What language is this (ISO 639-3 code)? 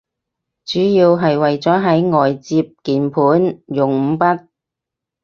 yue